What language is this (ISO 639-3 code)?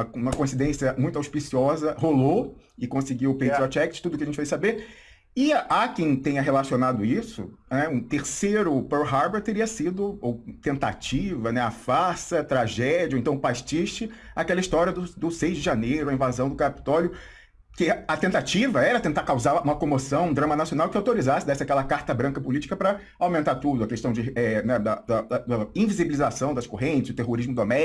por